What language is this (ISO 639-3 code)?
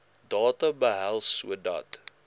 afr